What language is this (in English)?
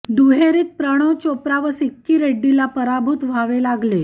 Marathi